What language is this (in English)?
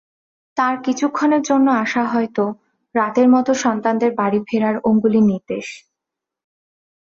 Bangla